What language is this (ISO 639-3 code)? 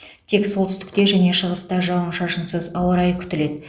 kaz